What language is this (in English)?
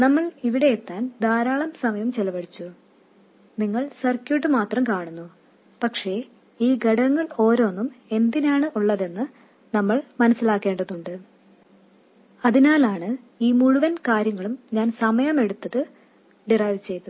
Malayalam